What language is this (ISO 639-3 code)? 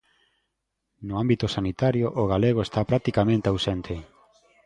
glg